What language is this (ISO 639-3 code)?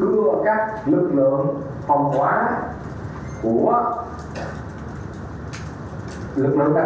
vie